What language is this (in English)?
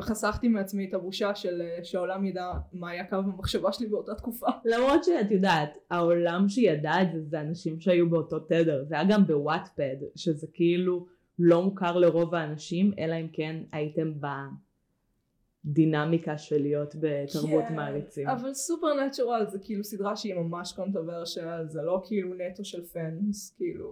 Hebrew